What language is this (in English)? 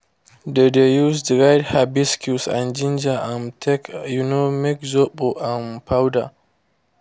Nigerian Pidgin